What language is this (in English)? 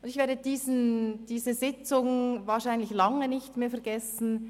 Swiss German